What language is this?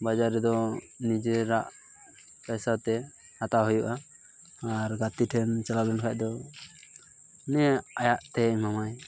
Santali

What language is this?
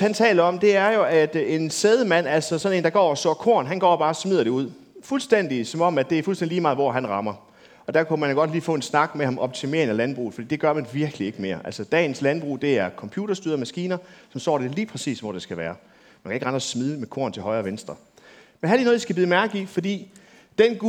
Danish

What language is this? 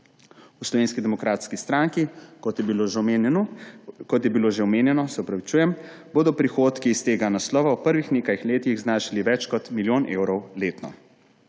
Slovenian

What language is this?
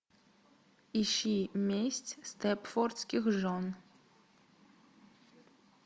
Russian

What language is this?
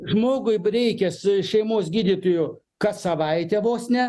Lithuanian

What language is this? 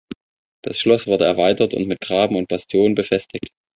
German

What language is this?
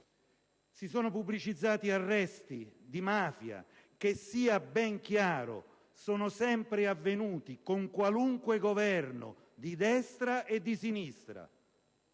Italian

